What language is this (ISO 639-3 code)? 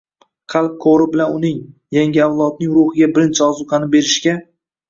uzb